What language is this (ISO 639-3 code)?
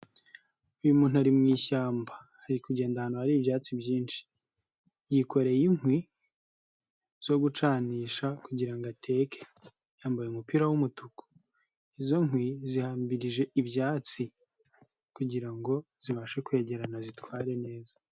kin